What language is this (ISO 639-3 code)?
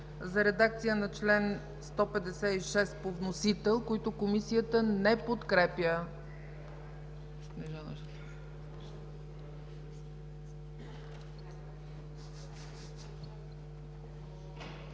bul